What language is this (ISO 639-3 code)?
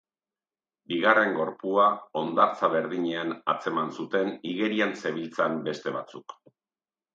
eus